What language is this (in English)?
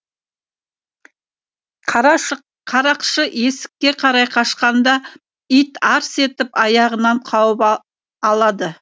Kazakh